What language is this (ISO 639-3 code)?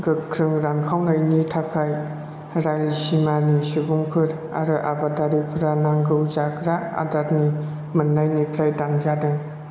brx